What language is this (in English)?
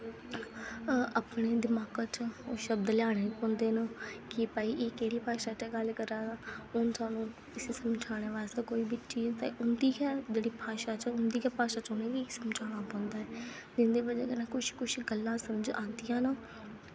Dogri